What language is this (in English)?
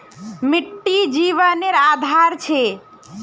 Magahi